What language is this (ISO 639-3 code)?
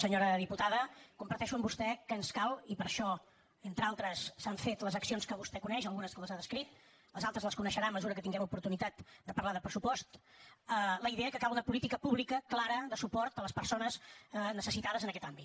cat